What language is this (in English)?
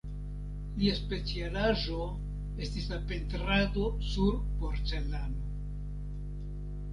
Esperanto